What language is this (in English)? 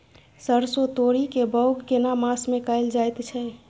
Maithili